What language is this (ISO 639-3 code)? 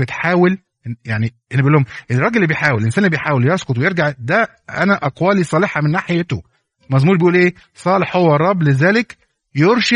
ara